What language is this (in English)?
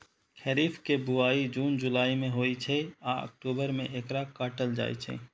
Maithili